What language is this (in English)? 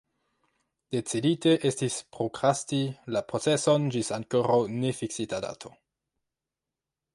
Esperanto